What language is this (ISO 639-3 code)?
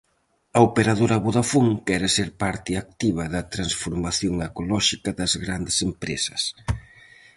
glg